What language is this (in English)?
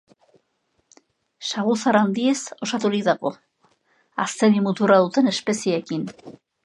Basque